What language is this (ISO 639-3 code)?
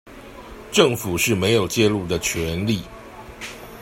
zho